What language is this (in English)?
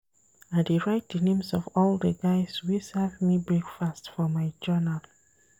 Nigerian Pidgin